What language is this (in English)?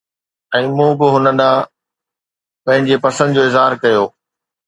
Sindhi